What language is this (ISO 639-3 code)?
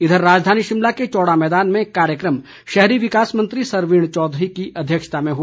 hin